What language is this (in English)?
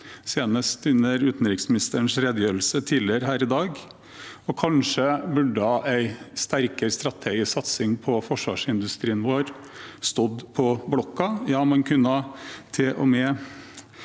Norwegian